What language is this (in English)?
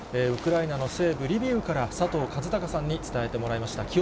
Japanese